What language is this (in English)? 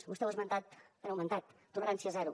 Catalan